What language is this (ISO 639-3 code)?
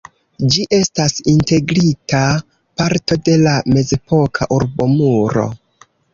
epo